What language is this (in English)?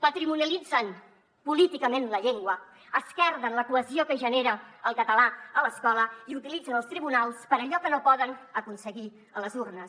Catalan